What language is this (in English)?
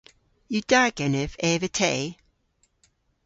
Cornish